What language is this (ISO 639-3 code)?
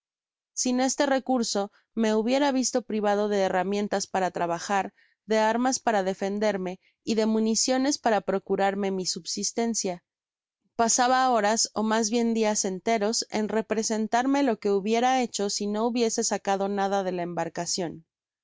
spa